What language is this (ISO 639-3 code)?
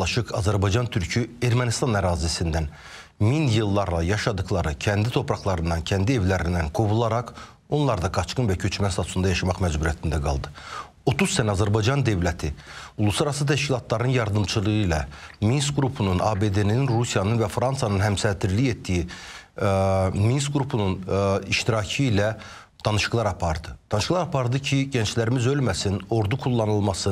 tur